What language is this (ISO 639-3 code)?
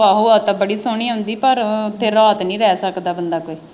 pan